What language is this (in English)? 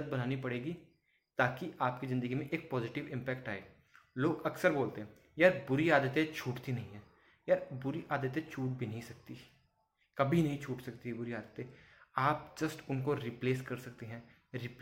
Hindi